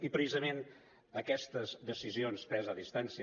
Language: Catalan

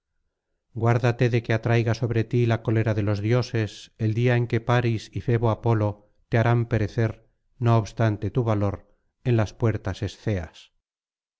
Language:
Spanish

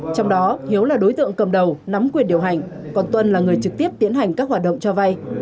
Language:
Vietnamese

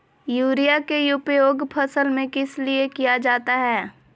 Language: Magahi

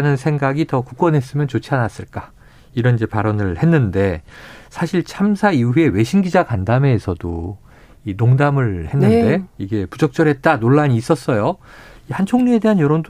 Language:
Korean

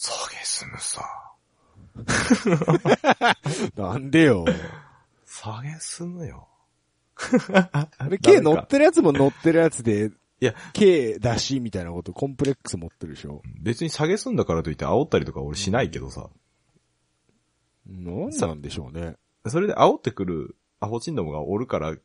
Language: Japanese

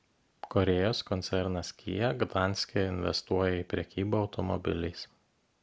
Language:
Lithuanian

